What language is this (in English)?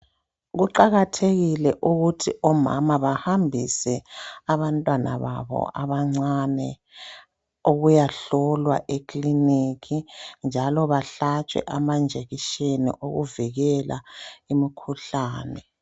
North Ndebele